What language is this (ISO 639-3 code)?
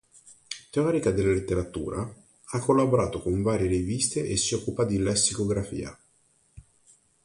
ita